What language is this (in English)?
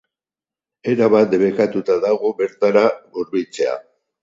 Basque